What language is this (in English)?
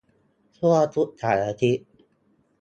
Thai